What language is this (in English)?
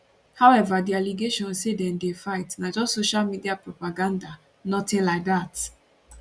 Nigerian Pidgin